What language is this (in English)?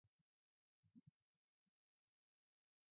Basque